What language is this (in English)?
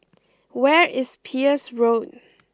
English